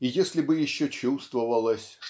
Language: Russian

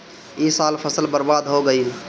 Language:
Bhojpuri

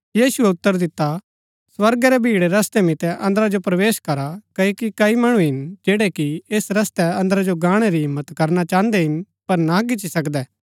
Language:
Gaddi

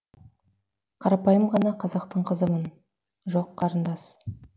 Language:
Kazakh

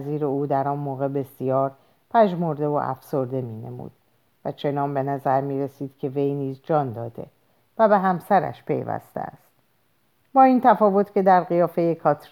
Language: Persian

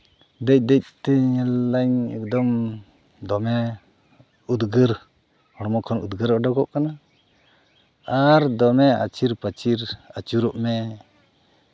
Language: Santali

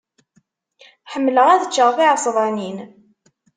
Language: Kabyle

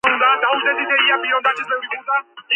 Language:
Georgian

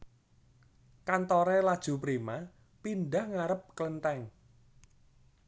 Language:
Javanese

